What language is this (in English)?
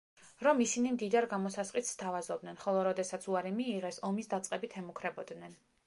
Georgian